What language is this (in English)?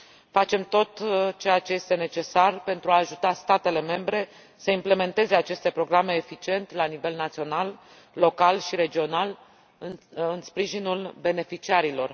Romanian